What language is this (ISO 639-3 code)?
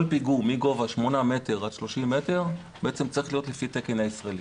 heb